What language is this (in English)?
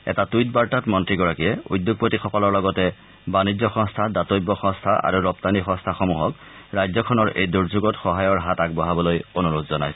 Assamese